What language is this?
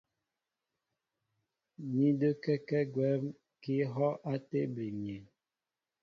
Mbo (Cameroon)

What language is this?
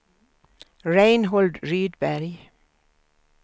Swedish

